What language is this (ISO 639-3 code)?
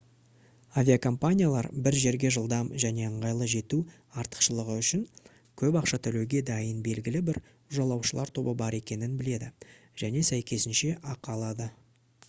kaz